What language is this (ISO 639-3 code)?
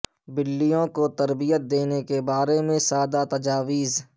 urd